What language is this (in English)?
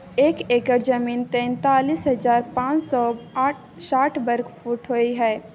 Maithili